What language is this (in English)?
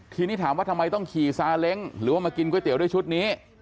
Thai